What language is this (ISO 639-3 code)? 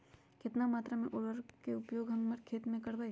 mag